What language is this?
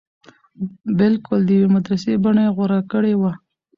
Pashto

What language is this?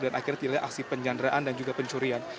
Indonesian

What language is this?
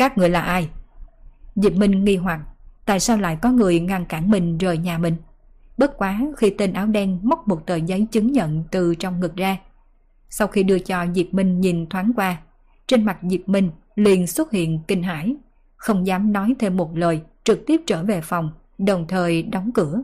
Vietnamese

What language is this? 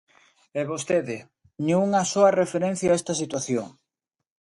Galician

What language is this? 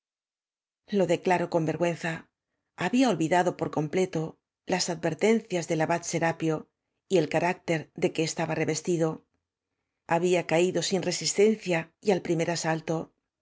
Spanish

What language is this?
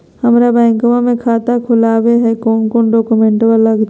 Magahi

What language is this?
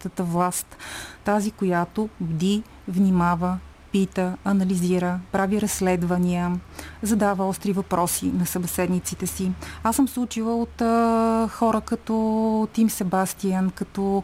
Bulgarian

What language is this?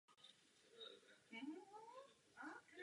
Czech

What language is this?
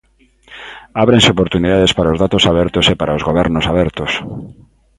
Galician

